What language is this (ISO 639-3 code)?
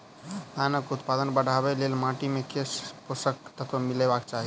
mai